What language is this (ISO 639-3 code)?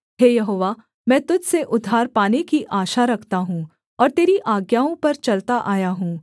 hin